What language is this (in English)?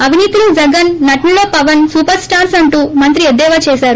Telugu